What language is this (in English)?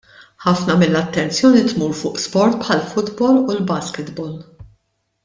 Maltese